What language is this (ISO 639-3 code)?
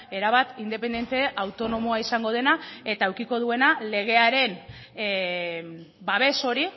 eus